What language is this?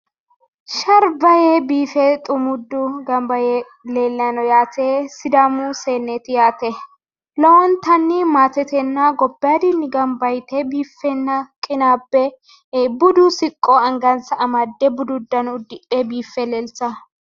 Sidamo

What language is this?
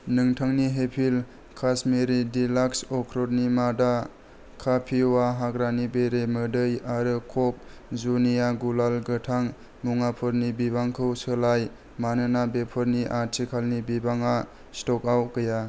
Bodo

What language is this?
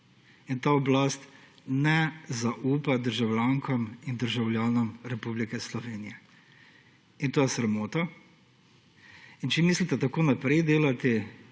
Slovenian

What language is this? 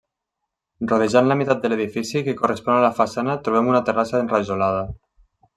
Catalan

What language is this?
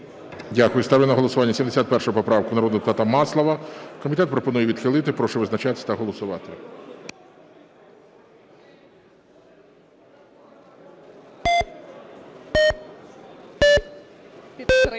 Ukrainian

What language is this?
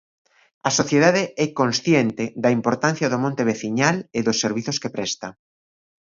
Galician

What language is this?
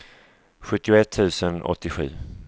Swedish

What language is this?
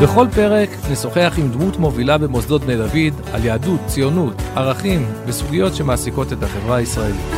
Hebrew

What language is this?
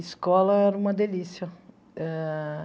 Portuguese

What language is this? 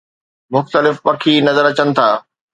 Sindhi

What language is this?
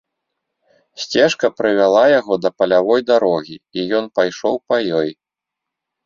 Belarusian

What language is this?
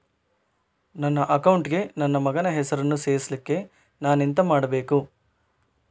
Kannada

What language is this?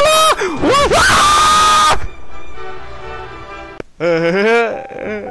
Korean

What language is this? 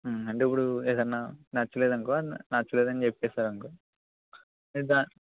Telugu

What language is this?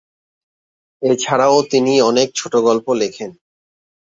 Bangla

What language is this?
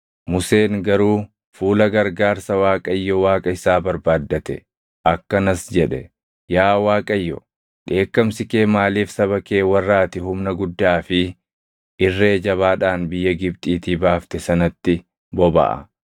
Oromo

